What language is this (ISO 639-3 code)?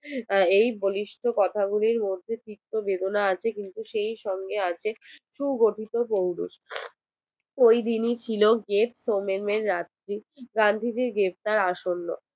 ben